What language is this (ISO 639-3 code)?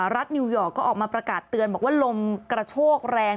tha